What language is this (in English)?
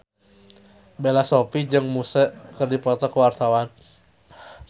Sundanese